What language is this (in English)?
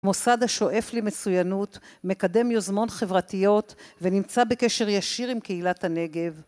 Hebrew